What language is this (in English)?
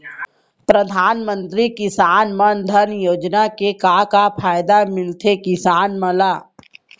Chhattisgarhi